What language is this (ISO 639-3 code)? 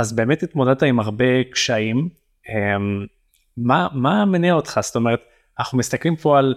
heb